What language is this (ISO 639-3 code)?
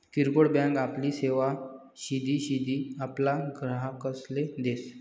mar